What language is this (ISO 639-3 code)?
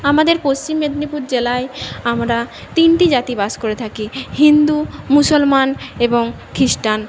ben